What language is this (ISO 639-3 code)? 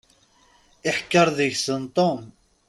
kab